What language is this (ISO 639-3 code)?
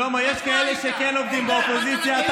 heb